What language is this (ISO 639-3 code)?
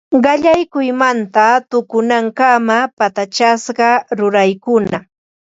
qva